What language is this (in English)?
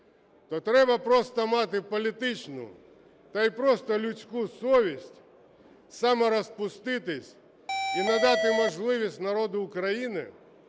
Ukrainian